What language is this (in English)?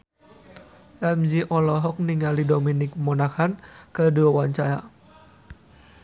Sundanese